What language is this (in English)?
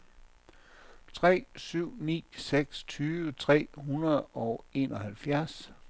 Danish